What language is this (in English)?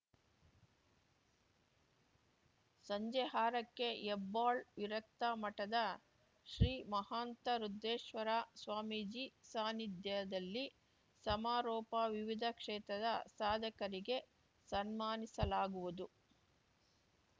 Kannada